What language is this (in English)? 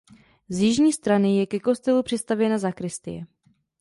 Czech